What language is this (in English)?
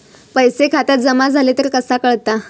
Marathi